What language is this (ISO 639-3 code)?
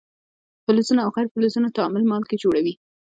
pus